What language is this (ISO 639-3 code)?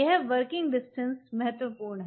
hin